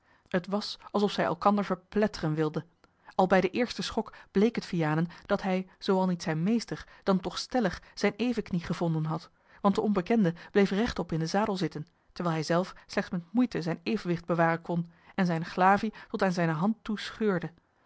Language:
Dutch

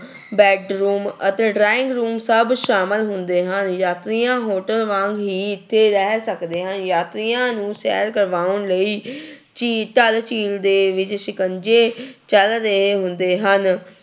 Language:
Punjabi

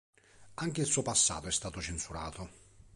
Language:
Italian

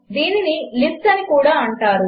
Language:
Telugu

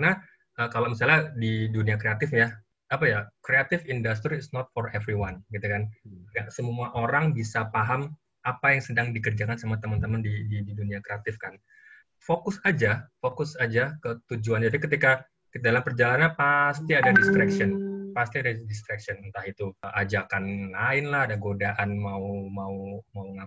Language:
Indonesian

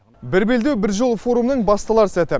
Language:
Kazakh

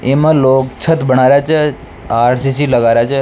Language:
Rajasthani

